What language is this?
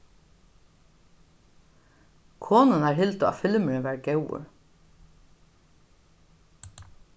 Faroese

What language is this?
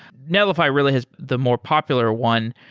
English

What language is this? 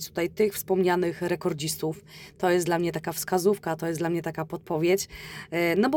Polish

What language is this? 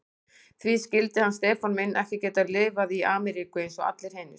Icelandic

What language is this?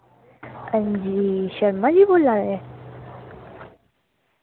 Dogri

